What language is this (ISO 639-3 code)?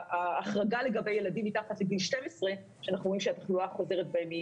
heb